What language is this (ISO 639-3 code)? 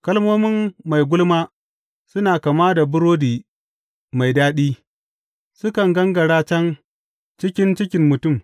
hau